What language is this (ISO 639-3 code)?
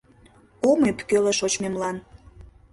chm